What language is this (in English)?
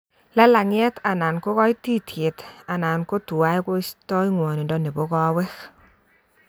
Kalenjin